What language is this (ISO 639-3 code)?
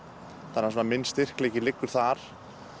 isl